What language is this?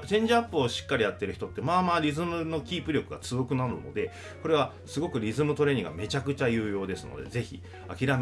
Japanese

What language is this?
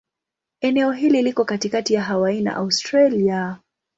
Swahili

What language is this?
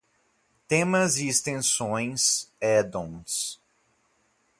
Portuguese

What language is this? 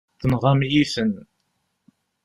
Kabyle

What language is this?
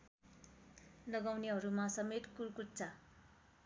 Nepali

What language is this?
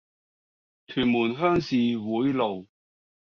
Cantonese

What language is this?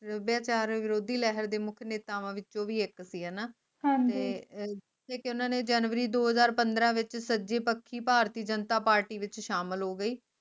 Punjabi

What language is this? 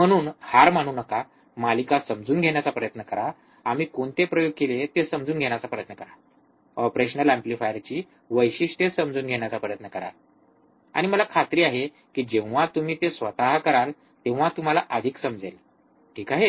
Marathi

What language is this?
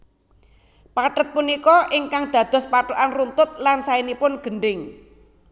Javanese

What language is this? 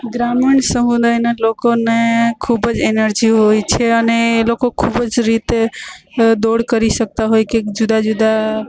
Gujarati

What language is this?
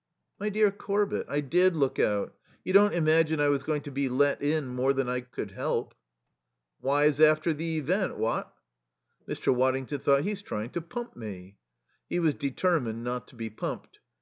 English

